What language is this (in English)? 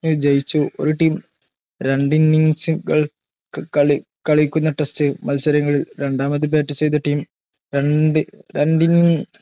Malayalam